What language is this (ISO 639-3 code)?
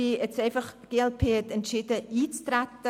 gsw